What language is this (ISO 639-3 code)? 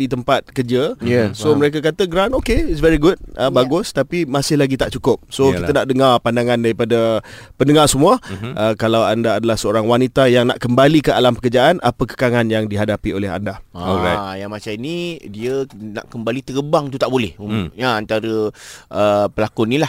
msa